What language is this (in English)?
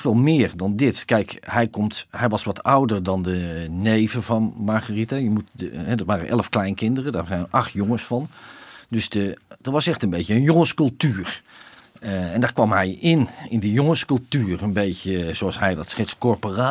Dutch